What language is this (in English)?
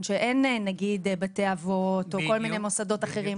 Hebrew